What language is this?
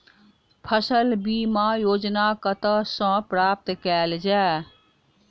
Maithili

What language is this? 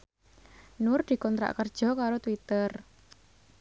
Javanese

